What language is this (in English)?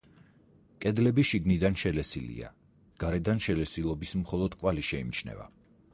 Georgian